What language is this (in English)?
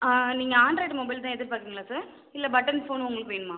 Tamil